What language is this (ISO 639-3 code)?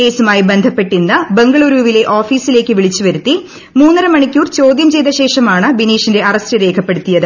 mal